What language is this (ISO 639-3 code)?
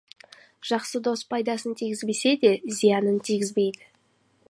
kaz